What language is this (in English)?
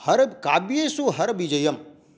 Sanskrit